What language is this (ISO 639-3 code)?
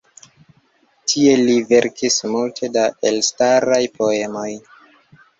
epo